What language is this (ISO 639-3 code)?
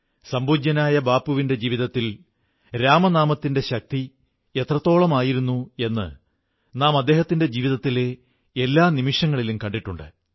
mal